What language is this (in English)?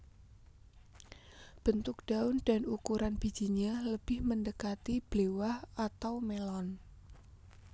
Javanese